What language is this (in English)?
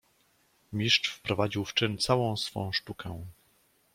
Polish